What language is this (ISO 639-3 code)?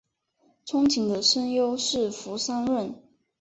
zho